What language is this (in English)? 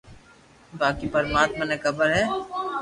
Loarki